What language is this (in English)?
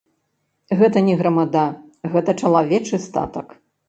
Belarusian